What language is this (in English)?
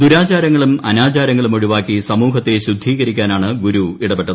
Malayalam